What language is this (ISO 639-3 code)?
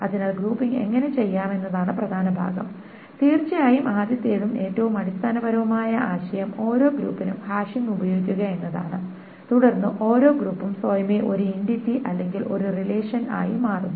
mal